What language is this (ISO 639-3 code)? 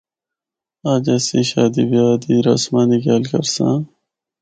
hno